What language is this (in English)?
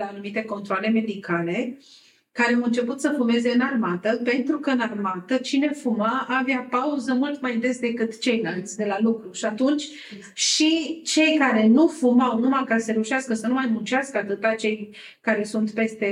Romanian